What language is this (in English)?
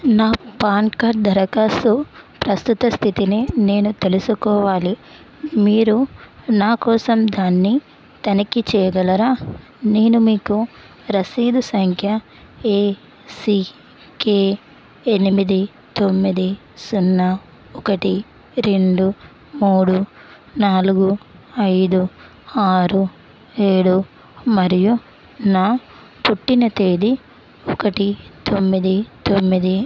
Telugu